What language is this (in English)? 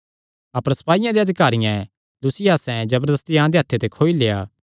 Kangri